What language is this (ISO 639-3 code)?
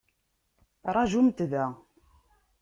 kab